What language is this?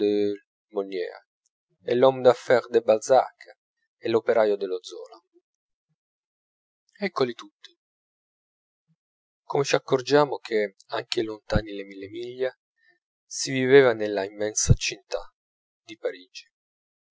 Italian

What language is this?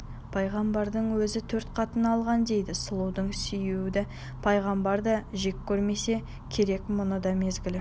Kazakh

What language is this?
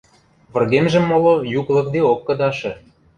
Western Mari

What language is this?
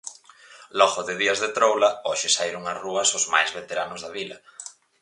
Galician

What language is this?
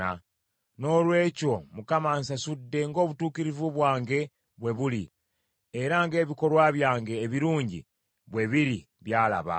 Ganda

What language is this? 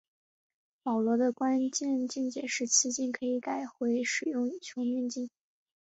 Chinese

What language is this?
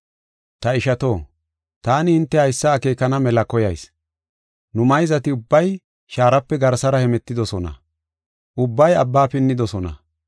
Gofa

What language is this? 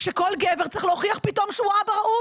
Hebrew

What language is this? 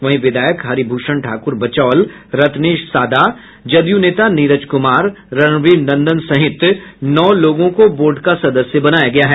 Hindi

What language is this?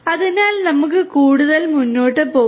Malayalam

